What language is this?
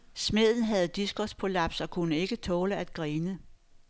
Danish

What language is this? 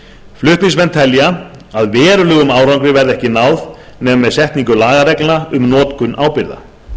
Icelandic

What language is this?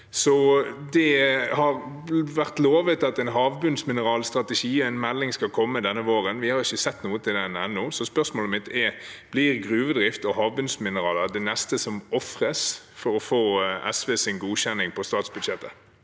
Norwegian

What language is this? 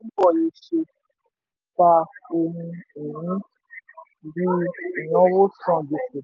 Yoruba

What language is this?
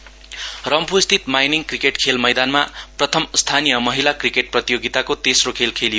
Nepali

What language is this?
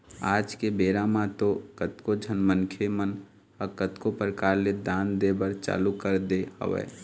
Chhattisgarhi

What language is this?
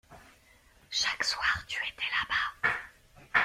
French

